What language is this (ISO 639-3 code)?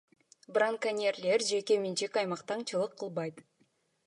kir